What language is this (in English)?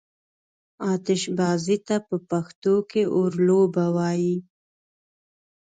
Pashto